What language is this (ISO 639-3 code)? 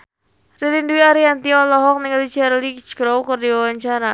sun